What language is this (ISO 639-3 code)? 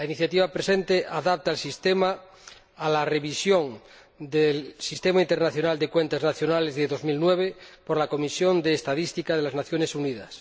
spa